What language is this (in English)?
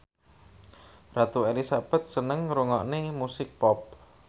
Javanese